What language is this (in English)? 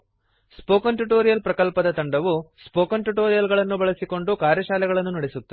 Kannada